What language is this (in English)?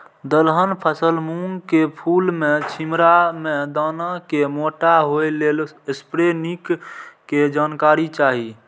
Maithili